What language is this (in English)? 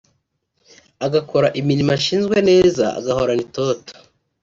Kinyarwanda